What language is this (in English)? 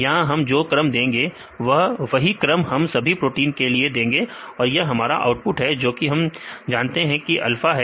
Hindi